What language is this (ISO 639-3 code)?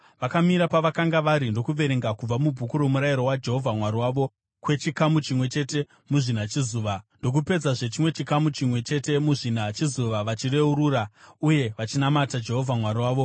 sna